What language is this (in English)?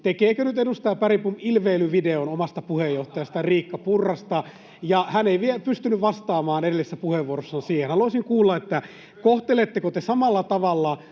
Finnish